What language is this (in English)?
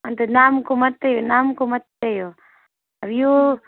Nepali